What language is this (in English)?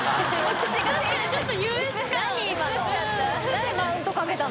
Japanese